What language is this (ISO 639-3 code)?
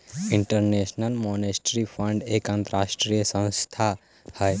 mag